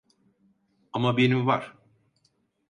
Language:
Turkish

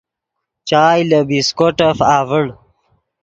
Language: Yidgha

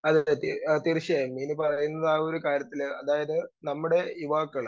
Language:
Malayalam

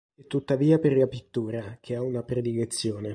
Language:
Italian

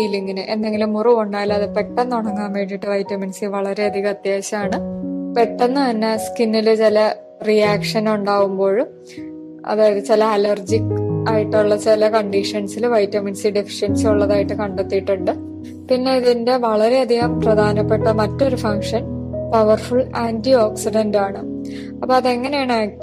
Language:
Malayalam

